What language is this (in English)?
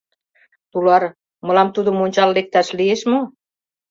Mari